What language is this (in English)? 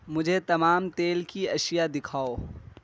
Urdu